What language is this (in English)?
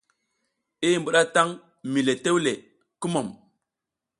South Giziga